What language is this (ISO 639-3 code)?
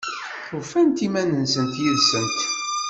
kab